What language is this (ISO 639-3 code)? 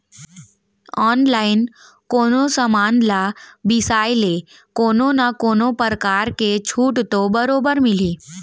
hne